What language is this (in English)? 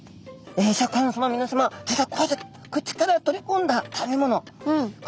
Japanese